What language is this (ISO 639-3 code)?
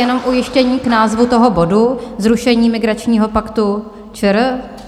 ces